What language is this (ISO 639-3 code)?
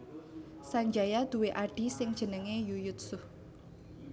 jav